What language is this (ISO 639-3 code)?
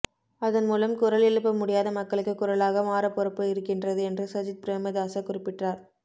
tam